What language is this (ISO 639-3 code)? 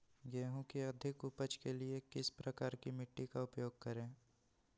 mag